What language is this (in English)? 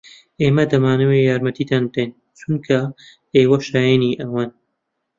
Central Kurdish